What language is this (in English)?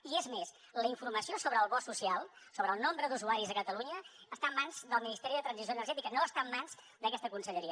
Catalan